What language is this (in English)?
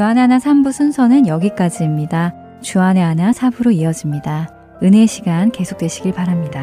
Korean